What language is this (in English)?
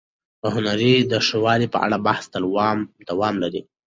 Pashto